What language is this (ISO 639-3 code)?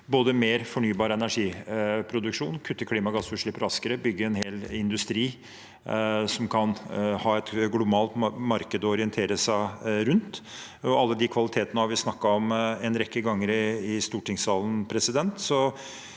nor